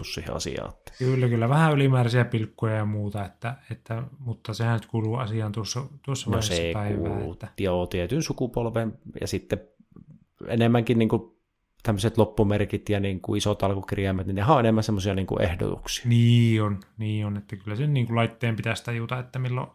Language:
Finnish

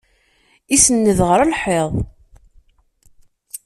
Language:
Kabyle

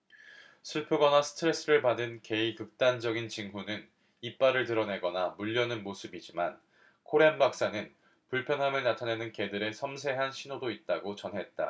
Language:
Korean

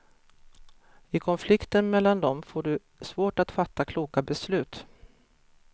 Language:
Swedish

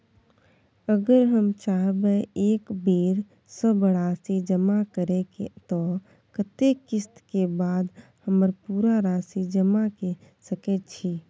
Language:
Maithili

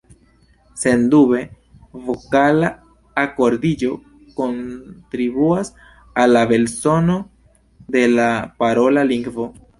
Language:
Esperanto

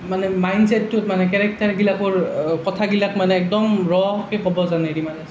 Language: Assamese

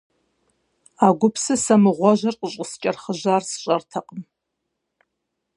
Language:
Kabardian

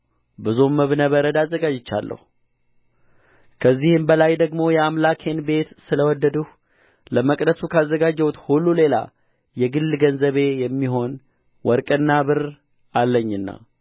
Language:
Amharic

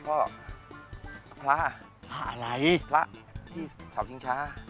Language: Thai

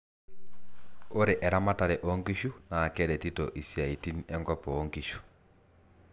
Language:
Masai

